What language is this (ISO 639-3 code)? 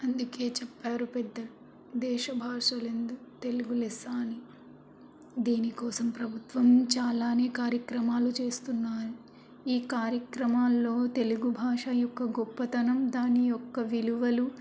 tel